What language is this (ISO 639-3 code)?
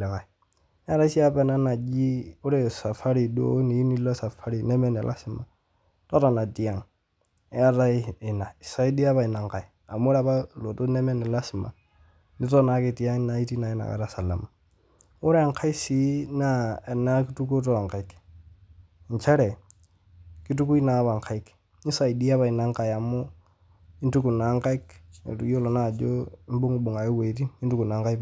mas